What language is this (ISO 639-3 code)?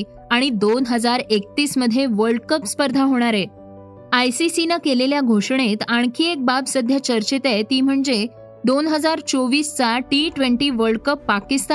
mar